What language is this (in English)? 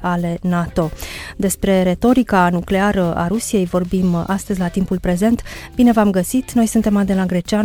Romanian